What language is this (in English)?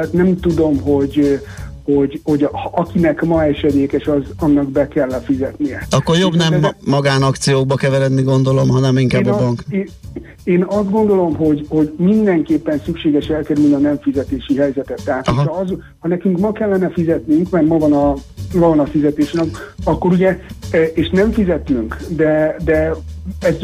Hungarian